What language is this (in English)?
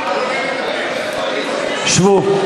Hebrew